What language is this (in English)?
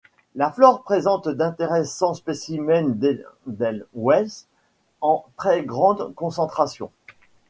French